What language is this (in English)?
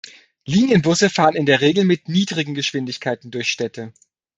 German